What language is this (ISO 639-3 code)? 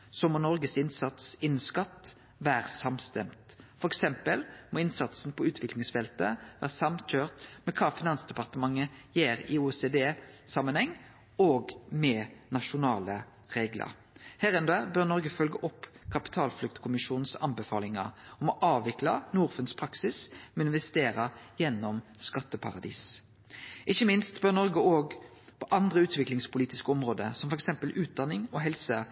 nno